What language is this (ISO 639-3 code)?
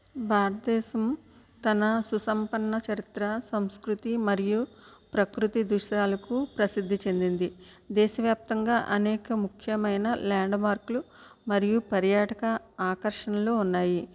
tel